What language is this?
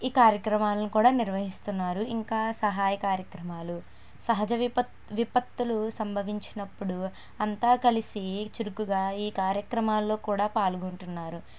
Telugu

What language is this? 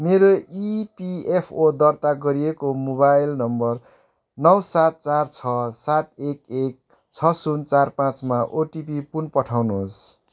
Nepali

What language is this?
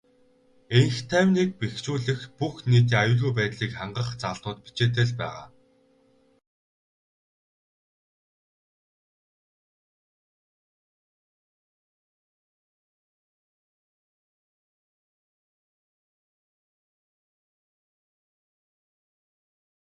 Mongolian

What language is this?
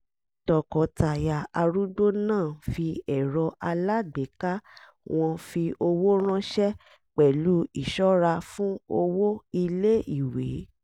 Yoruba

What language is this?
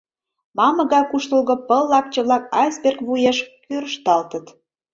Mari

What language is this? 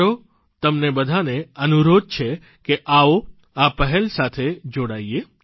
Gujarati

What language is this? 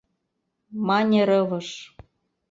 Mari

